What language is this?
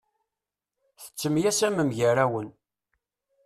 Kabyle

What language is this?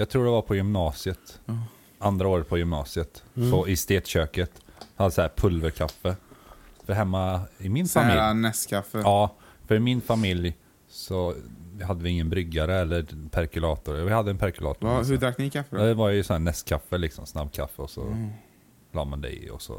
Swedish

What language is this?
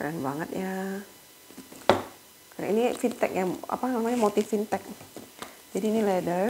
Indonesian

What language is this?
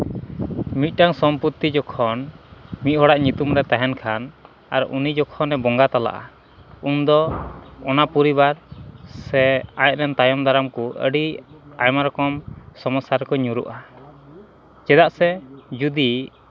Santali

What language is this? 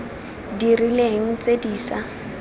Tswana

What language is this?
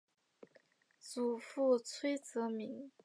Chinese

